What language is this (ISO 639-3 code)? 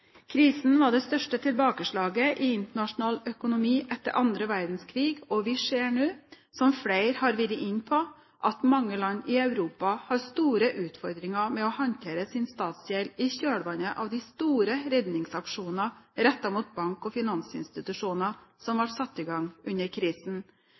nob